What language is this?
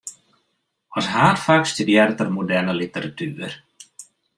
Western Frisian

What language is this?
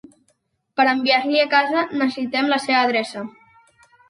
Catalan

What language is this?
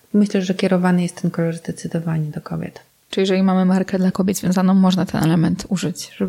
Polish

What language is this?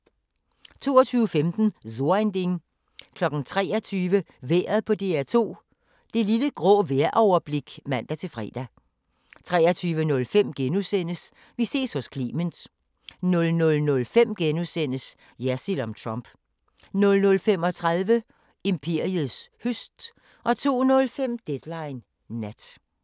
Danish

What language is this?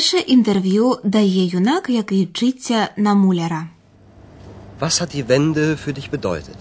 Ukrainian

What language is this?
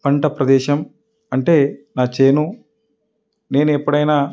Telugu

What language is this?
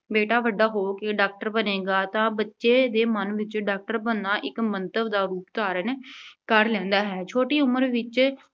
Punjabi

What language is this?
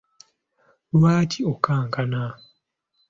Ganda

